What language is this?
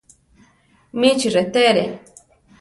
Central Tarahumara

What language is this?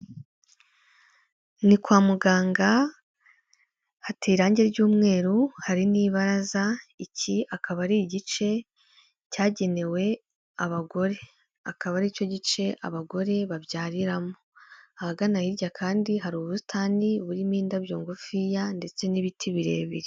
Kinyarwanda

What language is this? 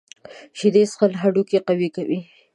Pashto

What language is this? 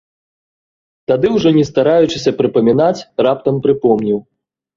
Belarusian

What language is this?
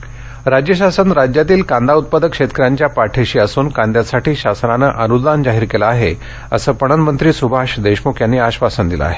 Marathi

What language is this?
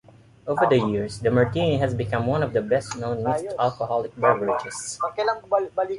English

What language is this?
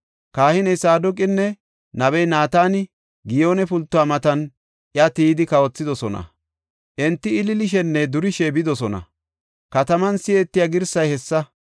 Gofa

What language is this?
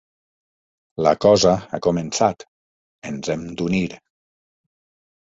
Catalan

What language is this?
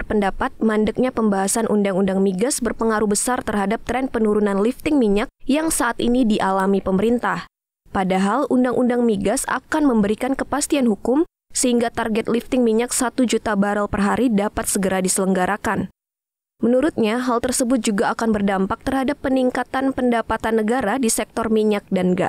Indonesian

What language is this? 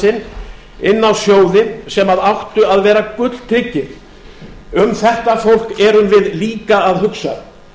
Icelandic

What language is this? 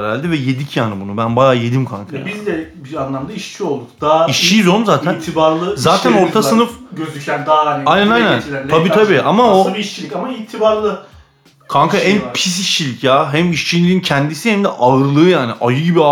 Turkish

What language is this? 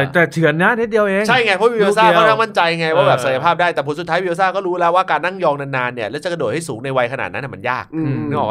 Thai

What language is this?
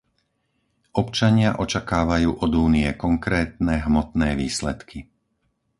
Slovak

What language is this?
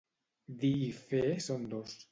Catalan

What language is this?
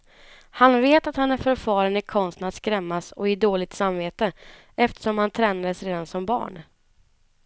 Swedish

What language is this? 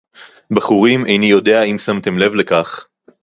Hebrew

